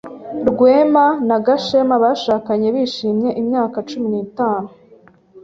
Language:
Kinyarwanda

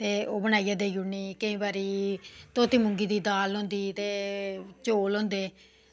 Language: Dogri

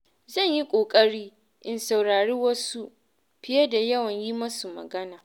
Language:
Hausa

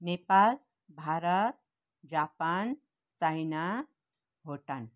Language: Nepali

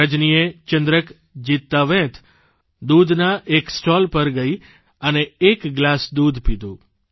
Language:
Gujarati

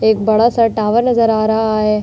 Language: Hindi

